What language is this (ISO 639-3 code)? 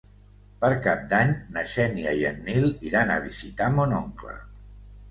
cat